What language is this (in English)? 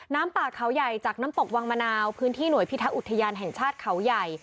Thai